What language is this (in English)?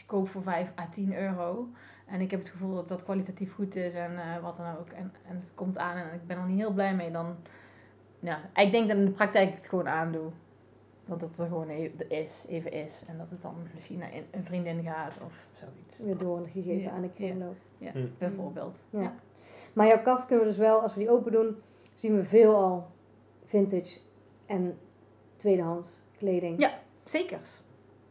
Dutch